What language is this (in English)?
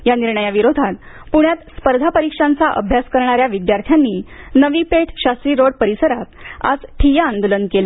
Marathi